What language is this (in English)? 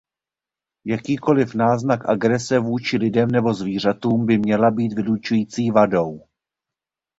Czech